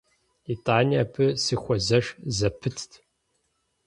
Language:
Kabardian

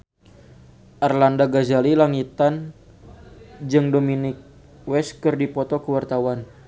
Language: Sundanese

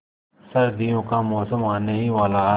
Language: Hindi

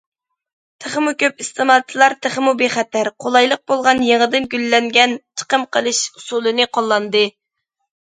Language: Uyghur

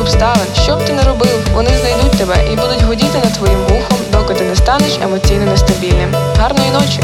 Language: Ukrainian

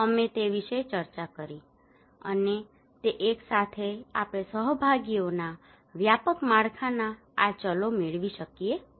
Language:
Gujarati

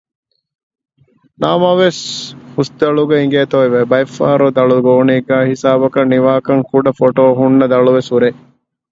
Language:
Divehi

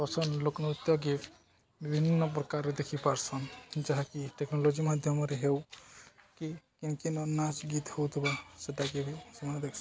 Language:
Odia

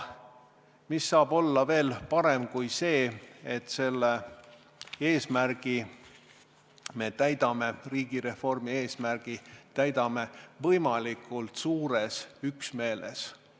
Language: Estonian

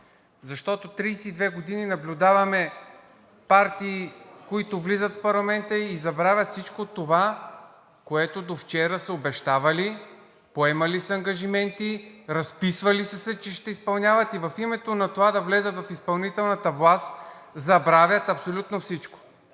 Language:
Bulgarian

